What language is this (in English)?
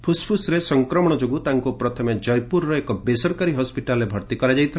Odia